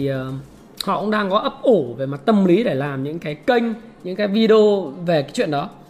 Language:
Vietnamese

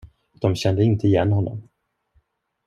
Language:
Swedish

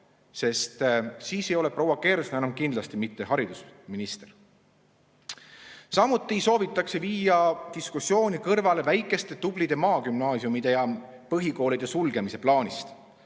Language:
Estonian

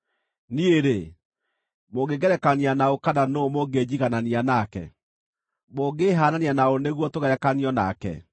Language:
Kikuyu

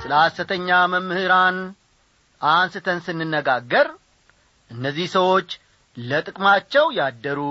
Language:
Amharic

